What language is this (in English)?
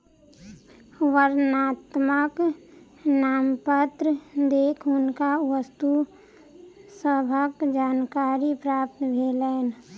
Maithili